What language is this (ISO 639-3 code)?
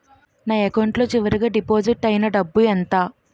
tel